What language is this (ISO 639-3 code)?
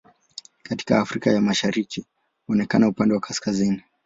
swa